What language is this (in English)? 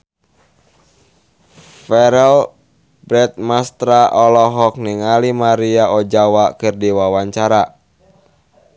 Sundanese